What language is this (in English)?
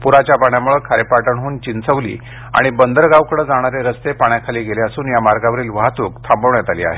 Marathi